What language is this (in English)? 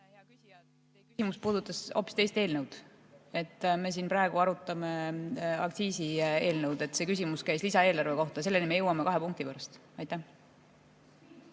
Estonian